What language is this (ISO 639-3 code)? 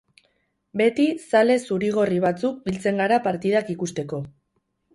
eus